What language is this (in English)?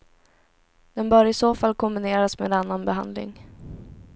Swedish